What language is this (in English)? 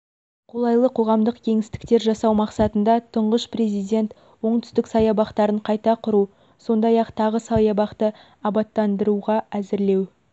Kazakh